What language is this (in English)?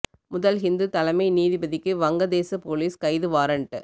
Tamil